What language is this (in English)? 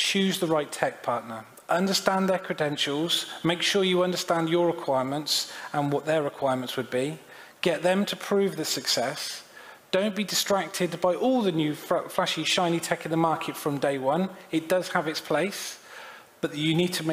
English